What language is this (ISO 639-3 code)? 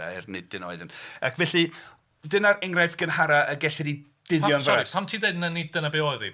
cym